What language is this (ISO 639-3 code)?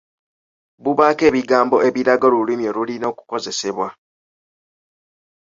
lug